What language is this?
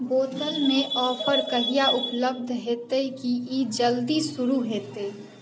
Maithili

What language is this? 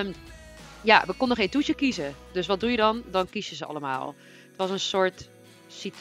Dutch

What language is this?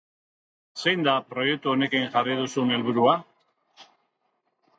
Basque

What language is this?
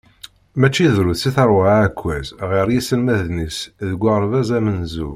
Kabyle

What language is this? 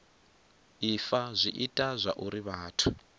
Venda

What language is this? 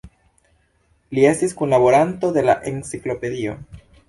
Esperanto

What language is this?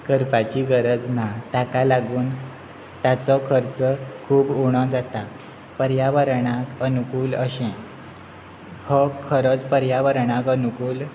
Konkani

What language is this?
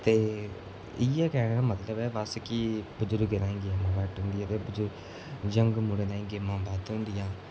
Dogri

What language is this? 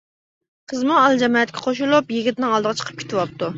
Uyghur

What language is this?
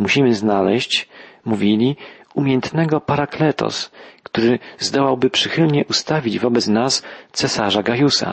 Polish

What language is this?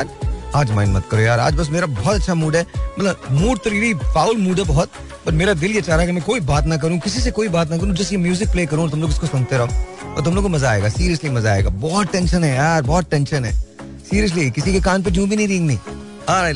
Hindi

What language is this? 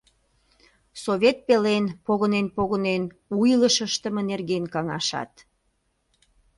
Mari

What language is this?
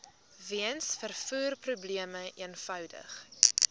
Afrikaans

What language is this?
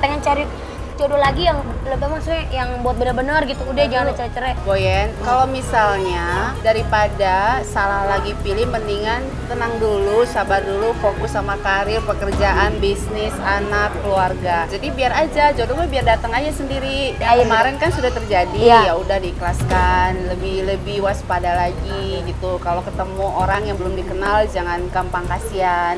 Indonesian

